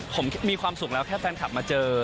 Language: Thai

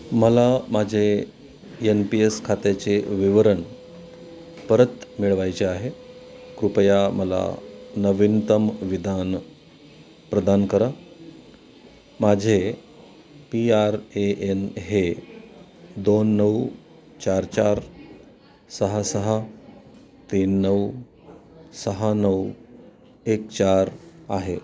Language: Marathi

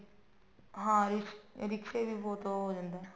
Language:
Punjabi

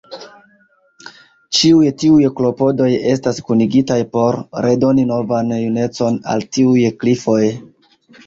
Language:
Esperanto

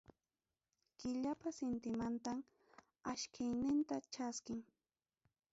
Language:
Ayacucho Quechua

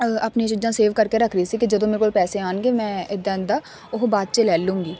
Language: Punjabi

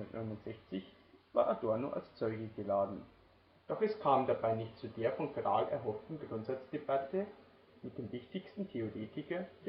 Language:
German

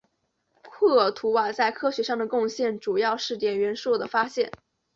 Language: Chinese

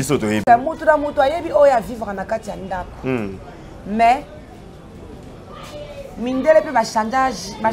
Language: French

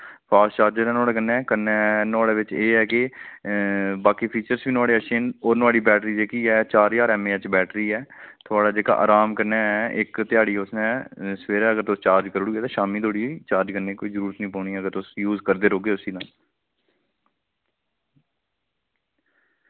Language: Dogri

